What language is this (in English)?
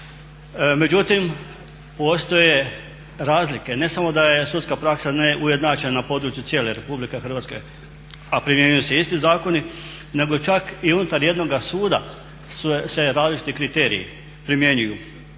Croatian